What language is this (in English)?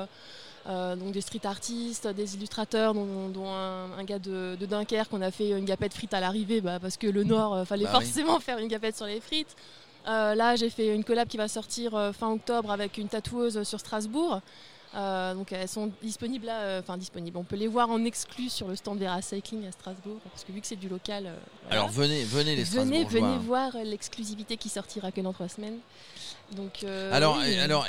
French